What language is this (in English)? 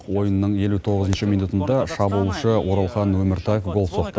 Kazakh